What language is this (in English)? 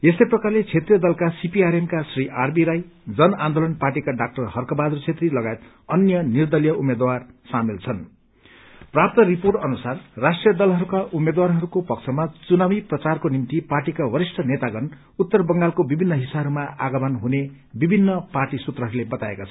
Nepali